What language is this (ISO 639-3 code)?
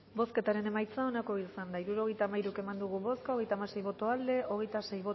eus